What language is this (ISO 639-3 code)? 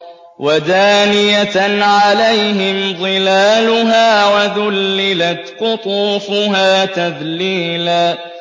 ara